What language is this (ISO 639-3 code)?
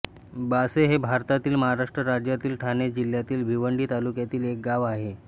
mar